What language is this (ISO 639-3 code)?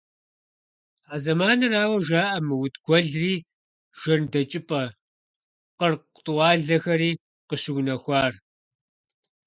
kbd